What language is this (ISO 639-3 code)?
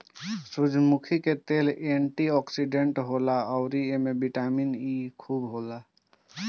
bho